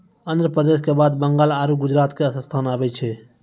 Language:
Maithili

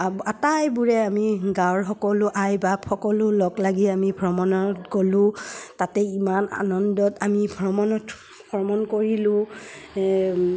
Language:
Assamese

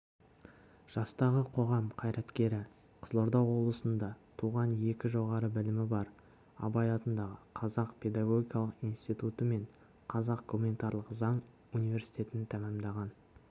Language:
Kazakh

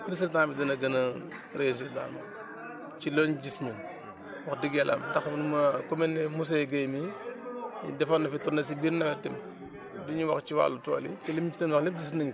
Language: Wolof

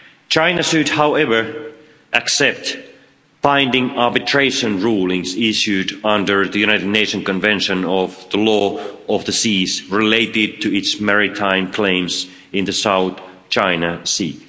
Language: English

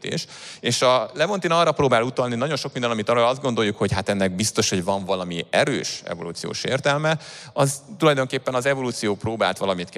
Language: Hungarian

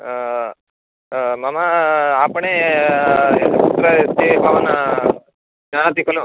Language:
Sanskrit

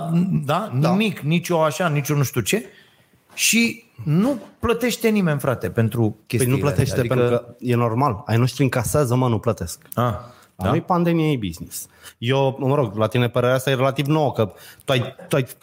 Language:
Romanian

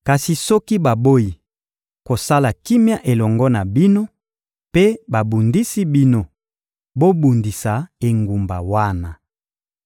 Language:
Lingala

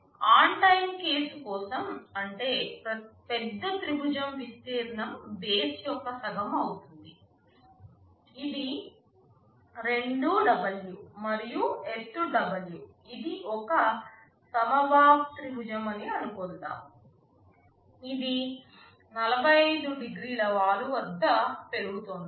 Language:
Telugu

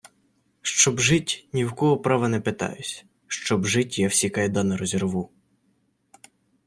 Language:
Ukrainian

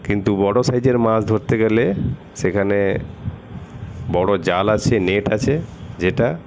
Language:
Bangla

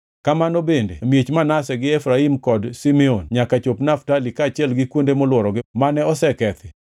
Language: Luo (Kenya and Tanzania)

